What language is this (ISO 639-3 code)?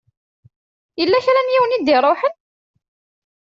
kab